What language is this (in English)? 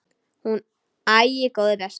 Icelandic